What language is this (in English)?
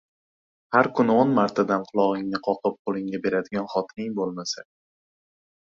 Uzbek